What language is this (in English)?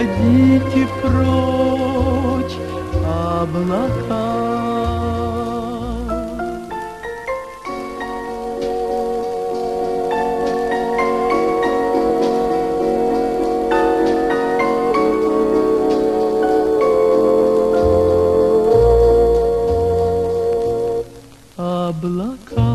Romanian